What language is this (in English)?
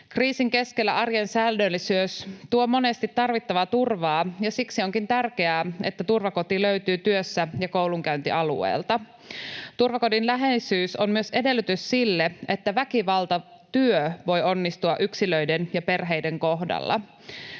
Finnish